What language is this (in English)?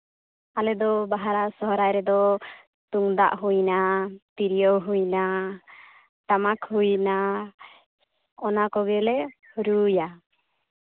Santali